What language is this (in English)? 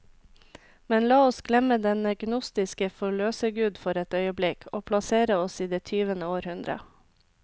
Norwegian